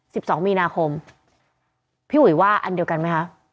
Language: Thai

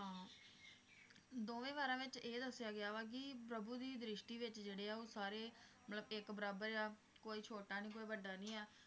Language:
Punjabi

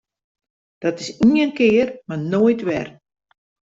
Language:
Western Frisian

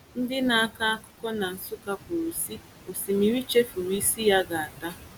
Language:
Igbo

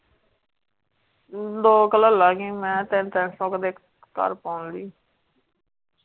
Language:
Punjabi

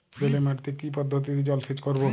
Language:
Bangla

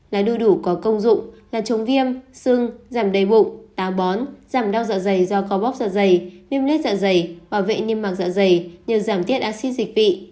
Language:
Vietnamese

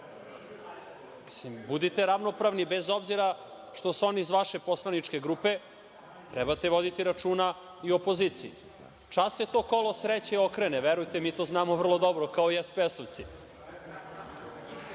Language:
Serbian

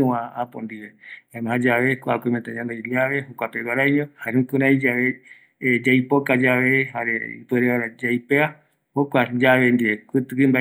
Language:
Eastern Bolivian Guaraní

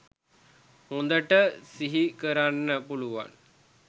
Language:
Sinhala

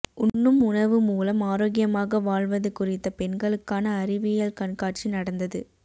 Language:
Tamil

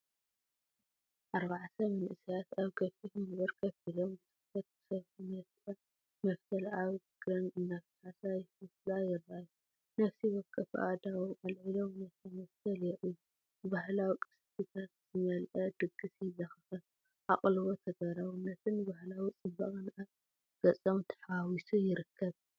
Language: Tigrinya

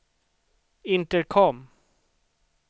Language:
Swedish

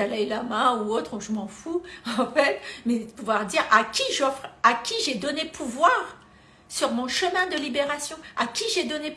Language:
French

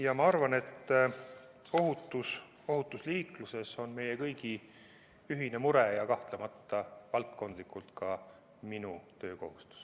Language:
Estonian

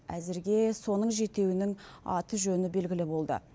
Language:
Kazakh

